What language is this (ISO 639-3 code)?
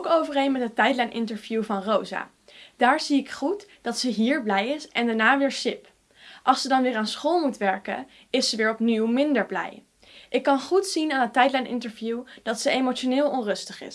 nld